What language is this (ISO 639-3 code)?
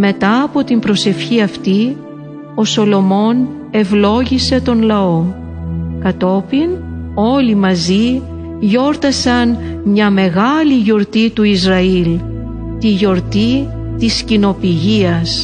ell